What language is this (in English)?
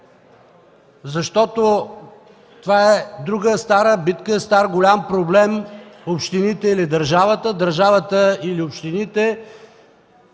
Bulgarian